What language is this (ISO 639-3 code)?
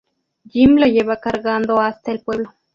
spa